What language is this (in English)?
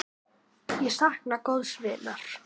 Icelandic